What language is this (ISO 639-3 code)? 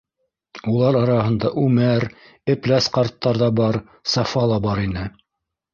bak